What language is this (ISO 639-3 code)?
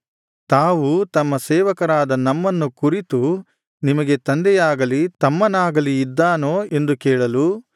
kan